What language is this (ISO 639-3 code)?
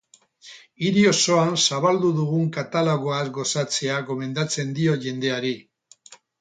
eus